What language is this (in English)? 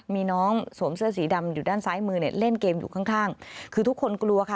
Thai